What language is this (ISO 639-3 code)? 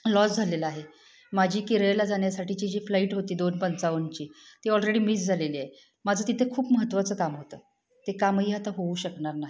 mar